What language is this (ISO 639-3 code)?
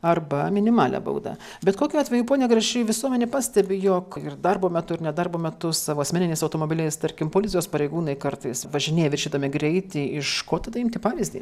lit